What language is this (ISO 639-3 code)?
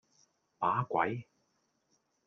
yue